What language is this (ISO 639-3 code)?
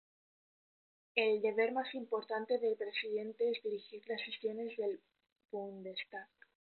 spa